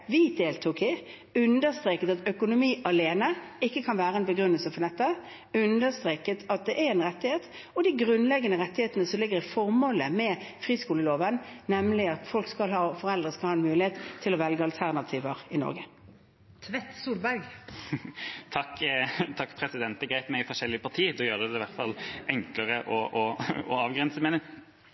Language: Norwegian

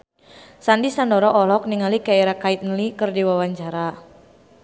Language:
Sundanese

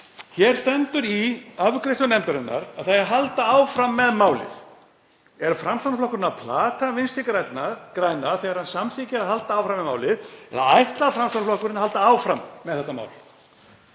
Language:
Icelandic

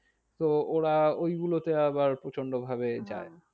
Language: Bangla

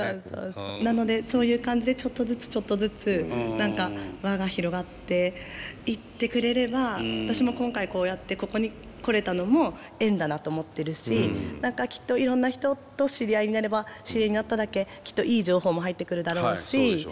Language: Japanese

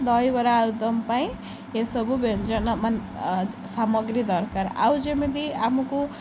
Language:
Odia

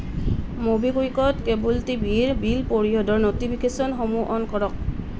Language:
Assamese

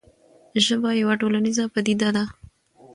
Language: Pashto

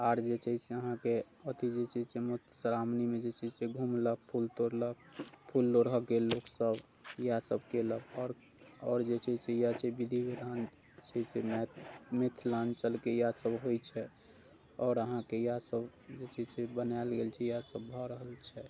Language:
Maithili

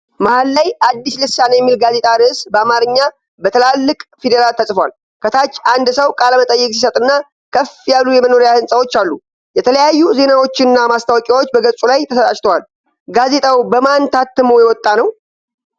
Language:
Amharic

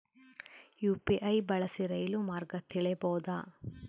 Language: Kannada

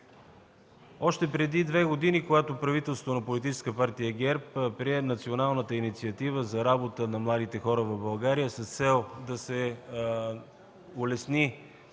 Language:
Bulgarian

